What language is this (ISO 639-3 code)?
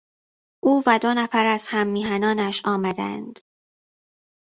fas